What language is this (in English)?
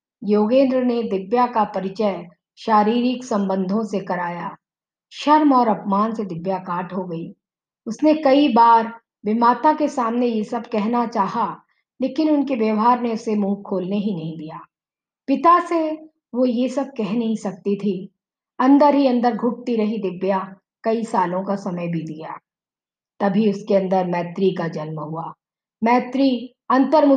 Hindi